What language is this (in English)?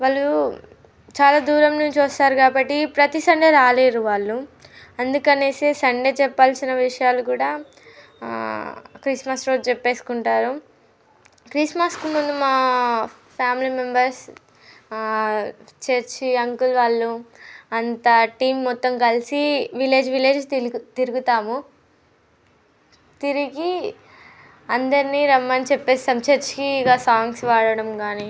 Telugu